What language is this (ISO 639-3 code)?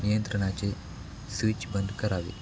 mar